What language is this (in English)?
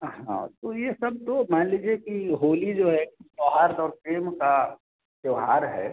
Hindi